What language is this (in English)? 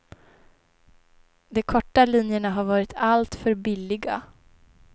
Swedish